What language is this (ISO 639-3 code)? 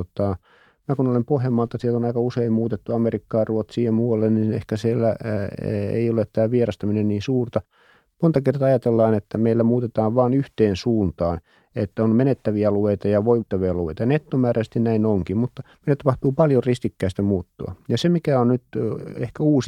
fin